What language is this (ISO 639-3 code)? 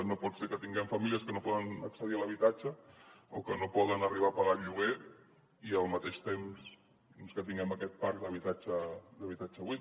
cat